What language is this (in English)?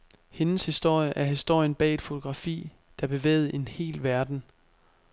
Danish